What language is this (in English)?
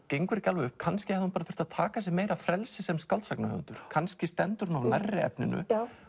Icelandic